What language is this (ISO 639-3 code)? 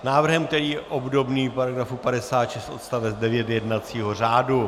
ces